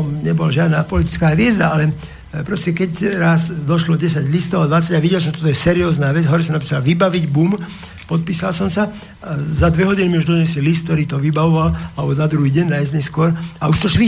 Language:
Slovak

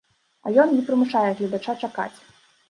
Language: Belarusian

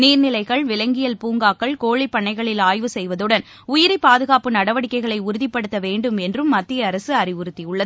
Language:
Tamil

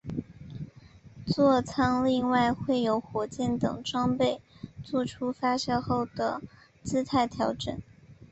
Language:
Chinese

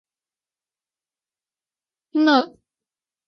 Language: Chinese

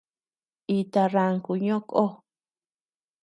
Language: Tepeuxila Cuicatec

